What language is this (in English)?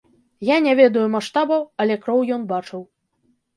Belarusian